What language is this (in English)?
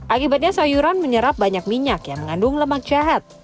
Indonesian